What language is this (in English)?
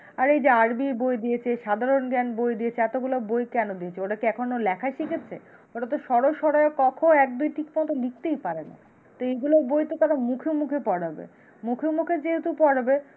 Bangla